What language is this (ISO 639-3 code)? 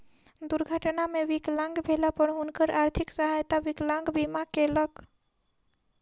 mai